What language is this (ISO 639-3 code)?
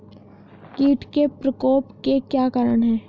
hin